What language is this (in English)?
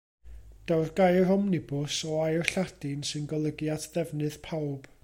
Welsh